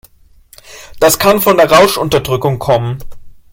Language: German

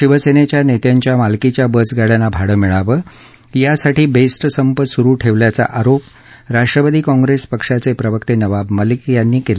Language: Marathi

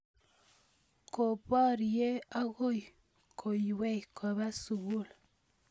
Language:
Kalenjin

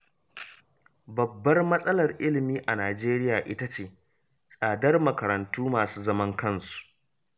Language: Hausa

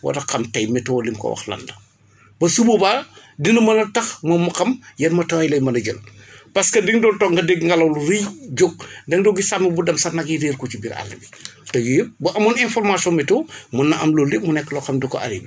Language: Wolof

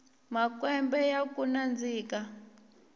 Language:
Tsonga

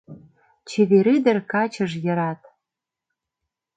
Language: Mari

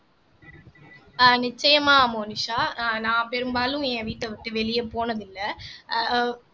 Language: Tamil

